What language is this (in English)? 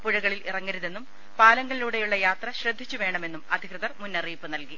Malayalam